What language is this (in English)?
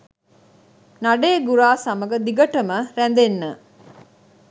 Sinhala